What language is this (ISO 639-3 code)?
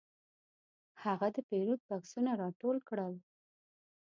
pus